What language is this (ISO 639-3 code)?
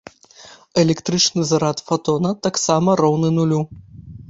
bel